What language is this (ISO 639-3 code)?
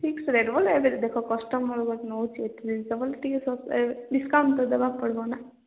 ori